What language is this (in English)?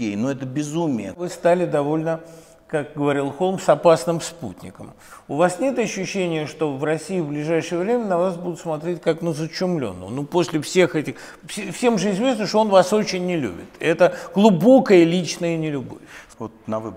Russian